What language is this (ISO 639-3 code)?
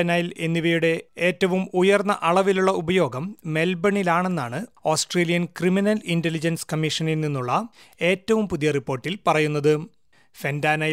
mal